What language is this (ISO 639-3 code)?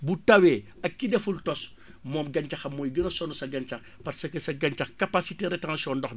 wol